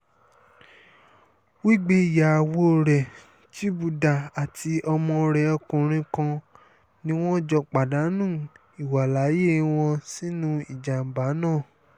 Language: Yoruba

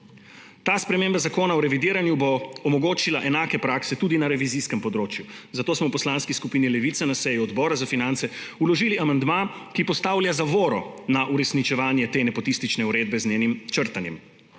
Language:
Slovenian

